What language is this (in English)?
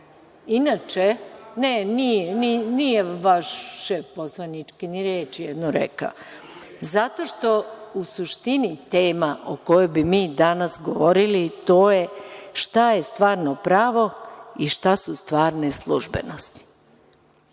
Serbian